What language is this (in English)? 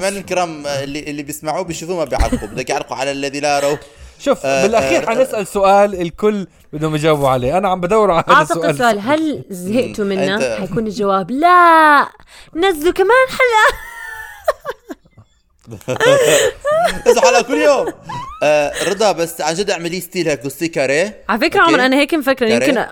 Arabic